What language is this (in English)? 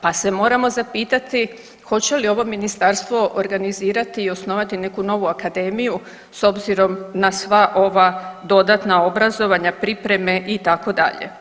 Croatian